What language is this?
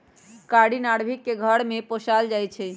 Magahi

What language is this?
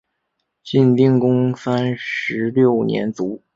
Chinese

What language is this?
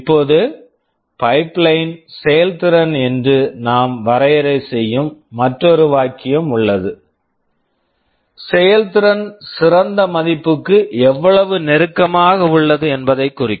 Tamil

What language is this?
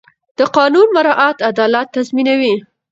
Pashto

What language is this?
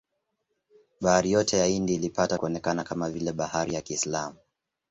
Swahili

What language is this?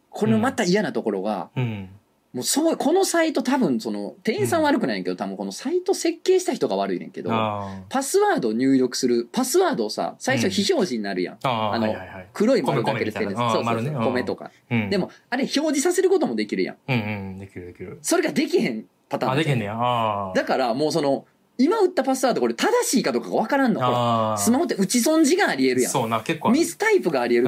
Japanese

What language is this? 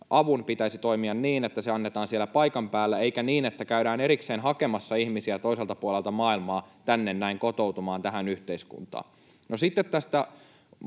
Finnish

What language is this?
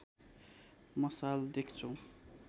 Nepali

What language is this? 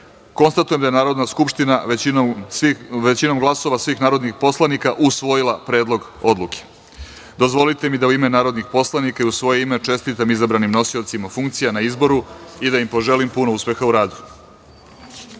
Serbian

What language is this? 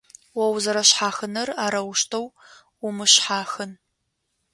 Adyghe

